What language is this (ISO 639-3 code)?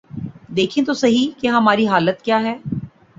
urd